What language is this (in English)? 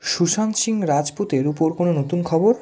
Bangla